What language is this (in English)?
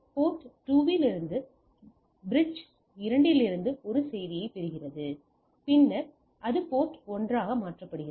Tamil